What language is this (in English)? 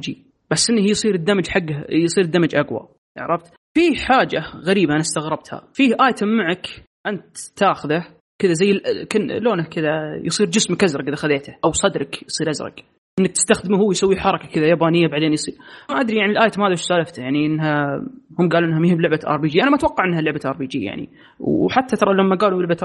Arabic